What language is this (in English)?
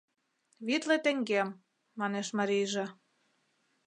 Mari